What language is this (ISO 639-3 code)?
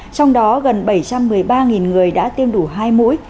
vie